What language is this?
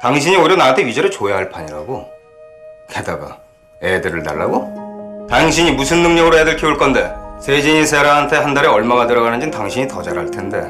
Korean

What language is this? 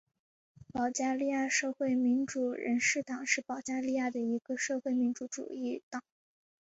Chinese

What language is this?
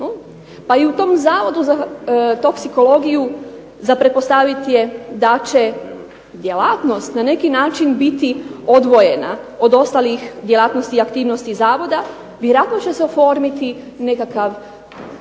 Croatian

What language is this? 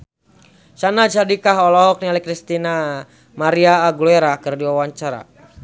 Sundanese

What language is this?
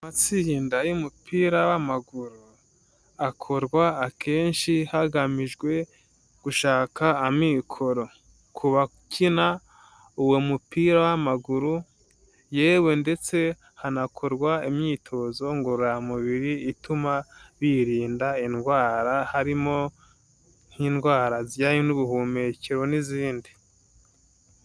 Kinyarwanda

